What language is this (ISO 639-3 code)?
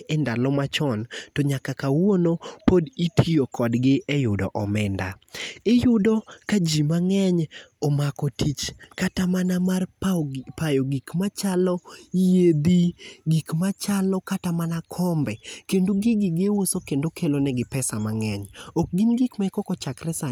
luo